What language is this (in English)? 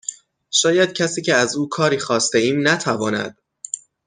Persian